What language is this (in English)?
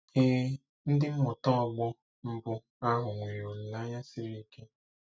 Igbo